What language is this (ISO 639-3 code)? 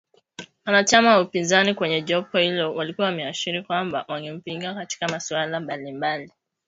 swa